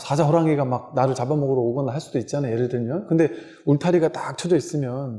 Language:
Korean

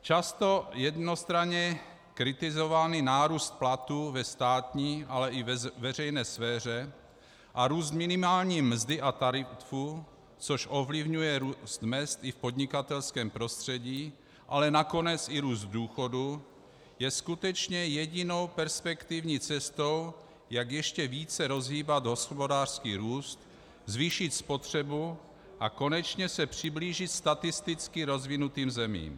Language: Czech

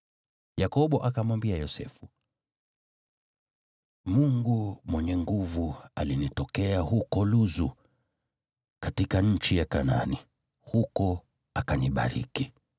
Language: Swahili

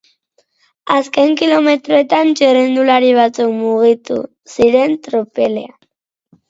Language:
Basque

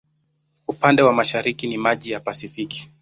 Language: Swahili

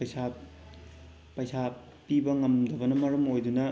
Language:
Manipuri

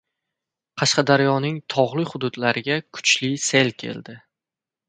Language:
Uzbek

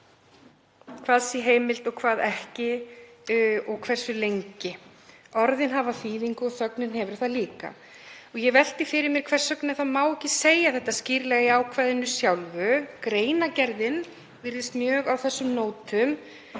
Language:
Icelandic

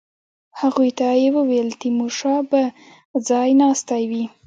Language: Pashto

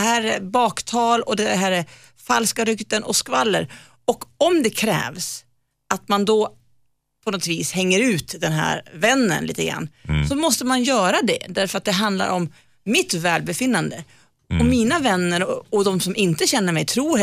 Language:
Swedish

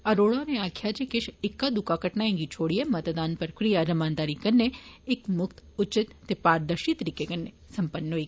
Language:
Dogri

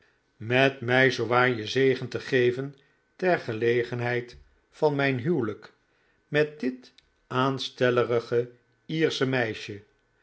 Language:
Dutch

